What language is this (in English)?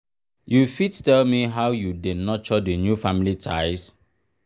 Nigerian Pidgin